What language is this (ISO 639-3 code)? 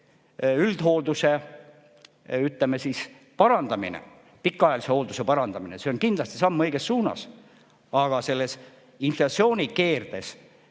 est